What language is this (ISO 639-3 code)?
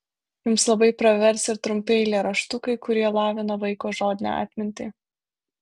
lit